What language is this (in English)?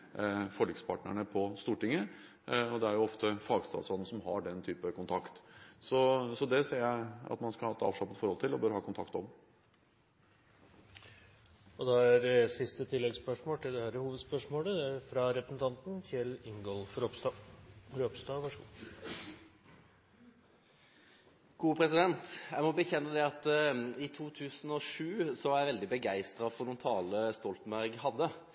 Norwegian